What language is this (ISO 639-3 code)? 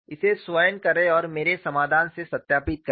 hin